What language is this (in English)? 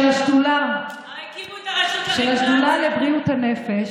Hebrew